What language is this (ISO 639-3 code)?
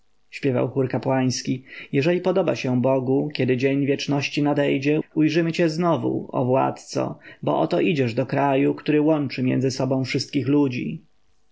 pol